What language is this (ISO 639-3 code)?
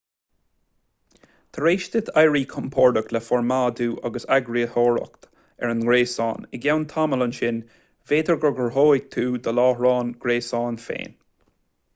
gle